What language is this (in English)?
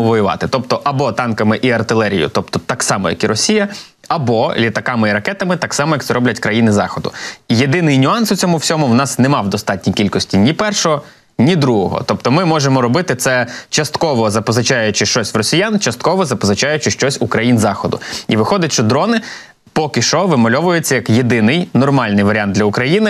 Ukrainian